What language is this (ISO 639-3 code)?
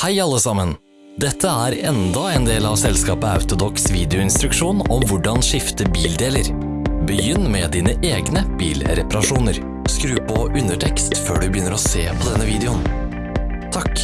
nor